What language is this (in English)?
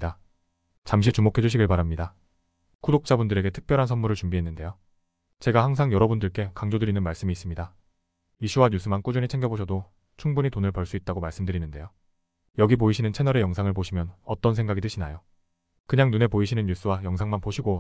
Korean